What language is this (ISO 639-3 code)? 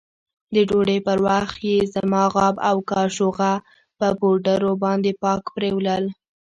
pus